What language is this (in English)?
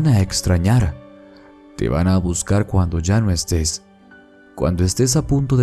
Spanish